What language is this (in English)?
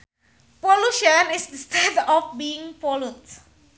Sundanese